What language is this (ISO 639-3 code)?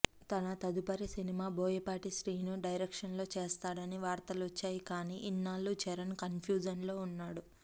tel